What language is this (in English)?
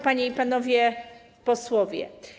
Polish